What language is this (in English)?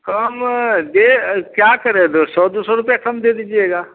Hindi